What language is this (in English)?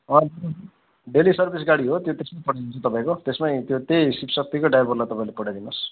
Nepali